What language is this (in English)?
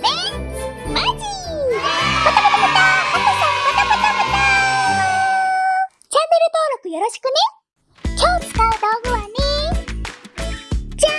Japanese